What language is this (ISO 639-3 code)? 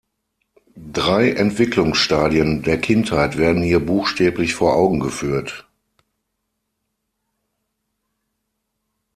deu